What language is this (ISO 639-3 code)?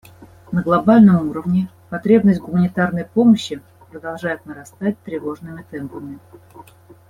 rus